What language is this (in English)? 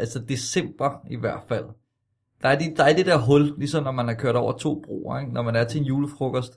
Danish